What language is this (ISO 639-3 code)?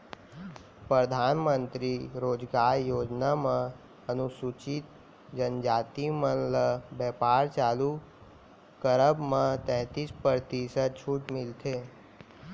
hne